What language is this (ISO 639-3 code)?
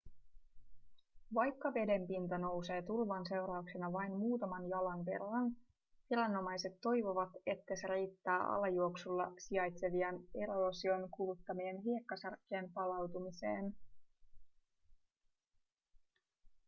fin